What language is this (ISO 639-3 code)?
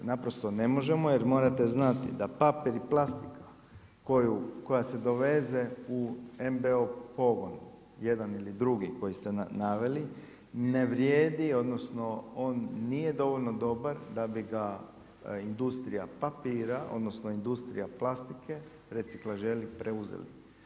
hrv